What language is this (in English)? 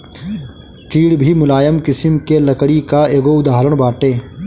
Bhojpuri